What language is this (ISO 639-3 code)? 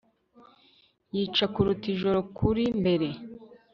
kin